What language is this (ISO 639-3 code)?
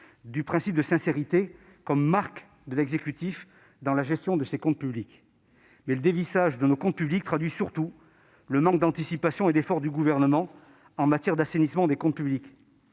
fra